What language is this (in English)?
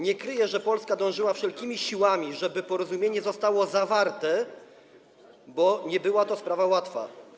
Polish